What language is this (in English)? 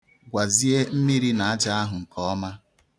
Igbo